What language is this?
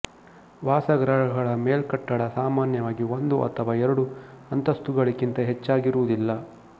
Kannada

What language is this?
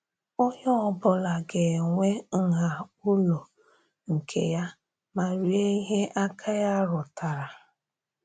Igbo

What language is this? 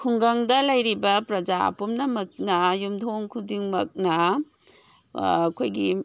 Manipuri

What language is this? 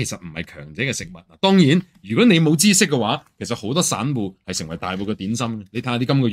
Chinese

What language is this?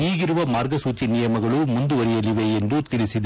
Kannada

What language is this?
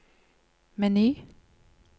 Norwegian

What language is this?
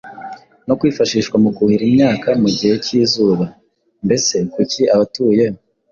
Kinyarwanda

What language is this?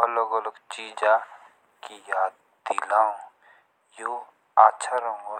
Jaunsari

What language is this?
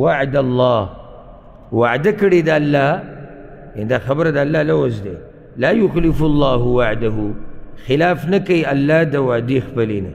Arabic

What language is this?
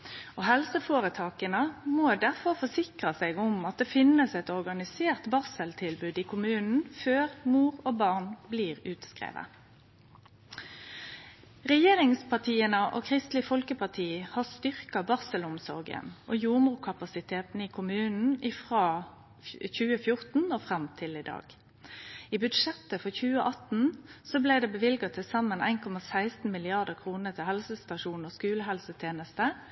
Norwegian Nynorsk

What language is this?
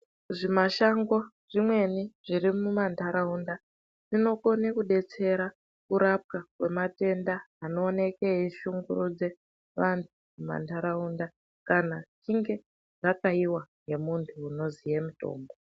Ndau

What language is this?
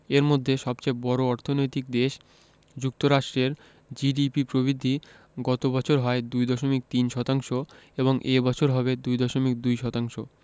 Bangla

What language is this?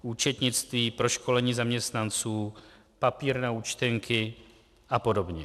Czech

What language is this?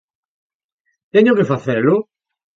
Galician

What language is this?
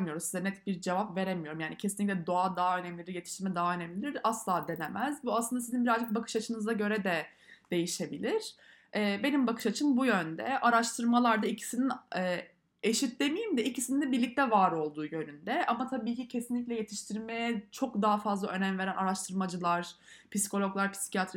Turkish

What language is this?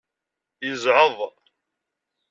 Kabyle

